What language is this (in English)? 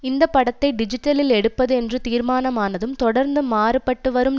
Tamil